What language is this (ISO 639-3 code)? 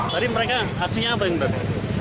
ind